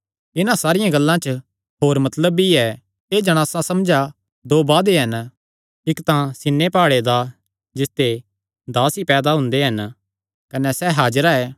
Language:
Kangri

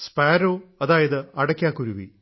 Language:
Malayalam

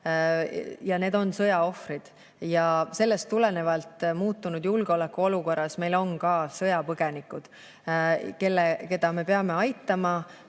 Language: Estonian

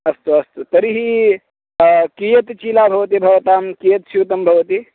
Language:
Sanskrit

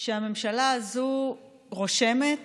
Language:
Hebrew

